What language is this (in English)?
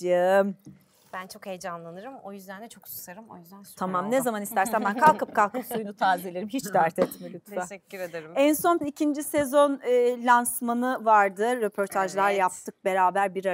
Turkish